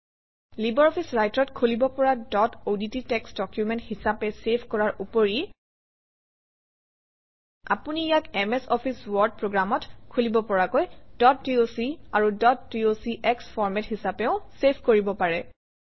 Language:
Assamese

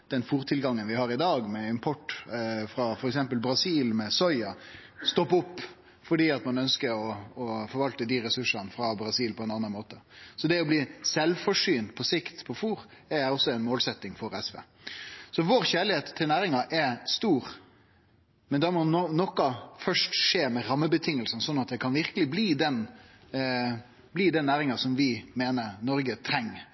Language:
Norwegian Nynorsk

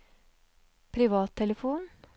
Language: Norwegian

